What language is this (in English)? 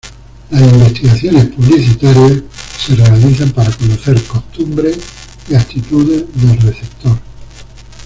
Spanish